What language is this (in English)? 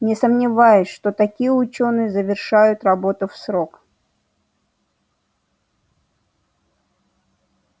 Russian